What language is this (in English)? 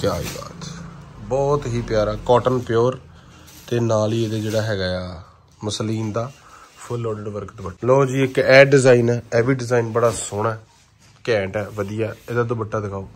Hindi